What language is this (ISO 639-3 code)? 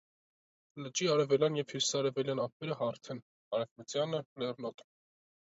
hye